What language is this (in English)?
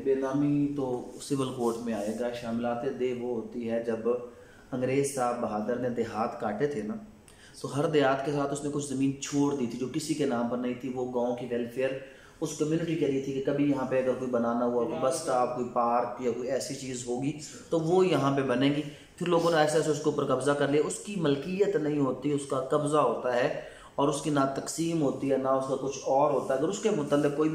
Hindi